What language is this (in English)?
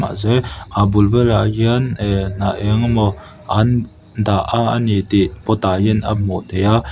Mizo